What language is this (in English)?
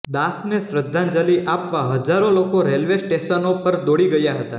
Gujarati